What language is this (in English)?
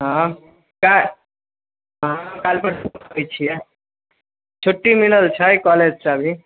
Maithili